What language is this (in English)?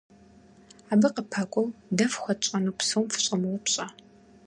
Kabardian